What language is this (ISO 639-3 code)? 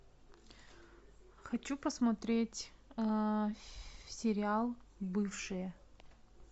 rus